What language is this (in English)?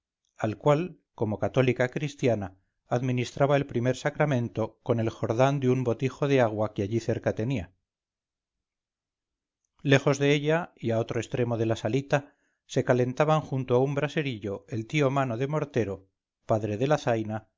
Spanish